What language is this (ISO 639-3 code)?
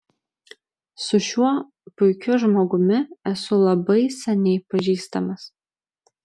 lit